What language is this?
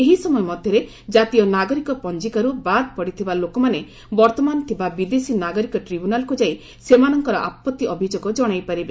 Odia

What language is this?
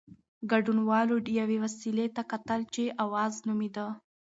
Pashto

